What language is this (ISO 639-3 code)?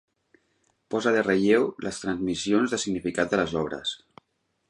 cat